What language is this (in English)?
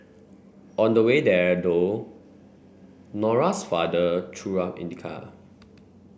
English